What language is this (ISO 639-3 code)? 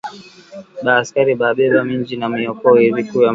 swa